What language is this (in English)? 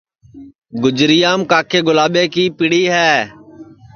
Sansi